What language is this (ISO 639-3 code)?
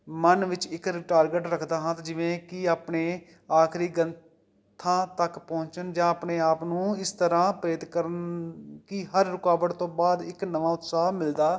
pan